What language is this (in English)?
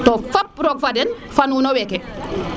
Serer